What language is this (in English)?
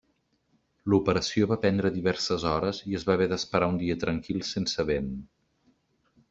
Catalan